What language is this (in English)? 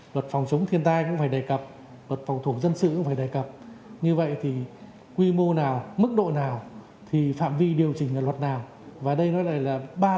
Vietnamese